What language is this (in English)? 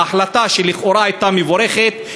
Hebrew